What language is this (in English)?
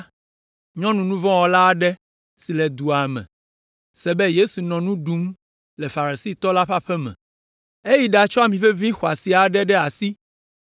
Ewe